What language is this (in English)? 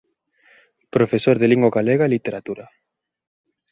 Galician